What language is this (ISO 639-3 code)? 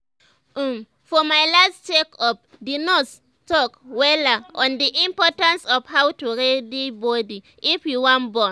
pcm